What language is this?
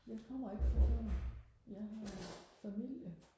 Danish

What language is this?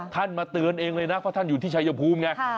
Thai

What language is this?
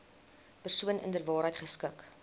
Afrikaans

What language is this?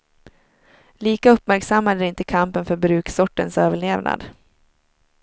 Swedish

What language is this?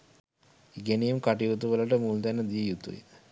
Sinhala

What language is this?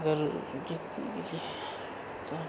Maithili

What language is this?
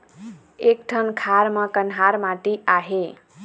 Chhattisgarhi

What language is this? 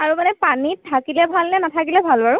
Assamese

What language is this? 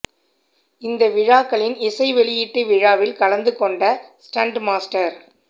Tamil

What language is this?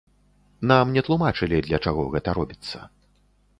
Belarusian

